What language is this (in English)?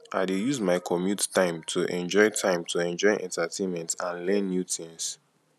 Nigerian Pidgin